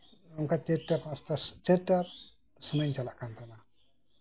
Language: Santali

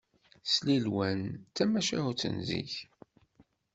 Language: Kabyle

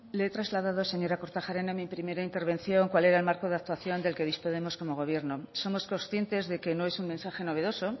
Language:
Spanish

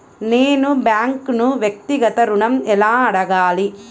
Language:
Telugu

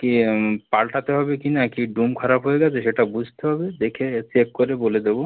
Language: Bangla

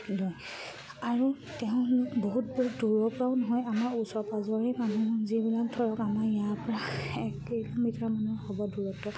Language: Assamese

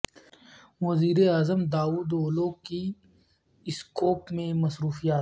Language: Urdu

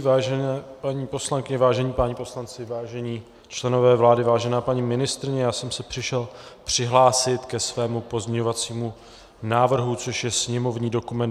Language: Czech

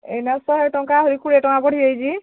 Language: Odia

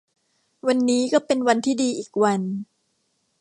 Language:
Thai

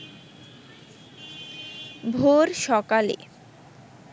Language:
Bangla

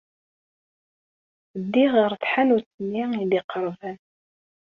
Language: Kabyle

